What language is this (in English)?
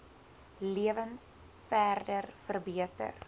Afrikaans